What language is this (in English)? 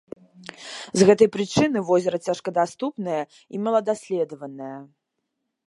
Belarusian